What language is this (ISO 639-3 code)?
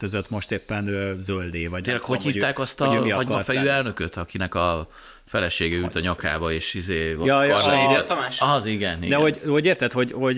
hun